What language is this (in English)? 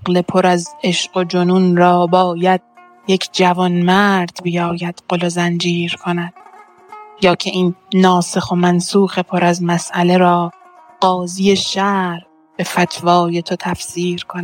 Persian